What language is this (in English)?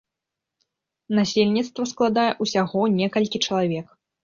Belarusian